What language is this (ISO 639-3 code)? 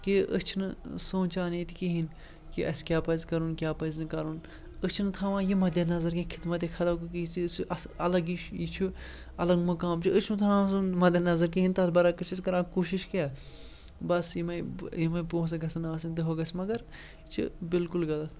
kas